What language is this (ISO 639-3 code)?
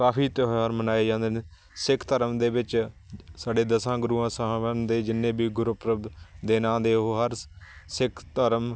pan